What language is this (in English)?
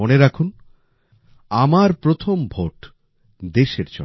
Bangla